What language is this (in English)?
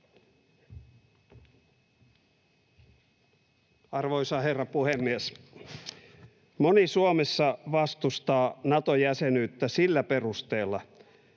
Finnish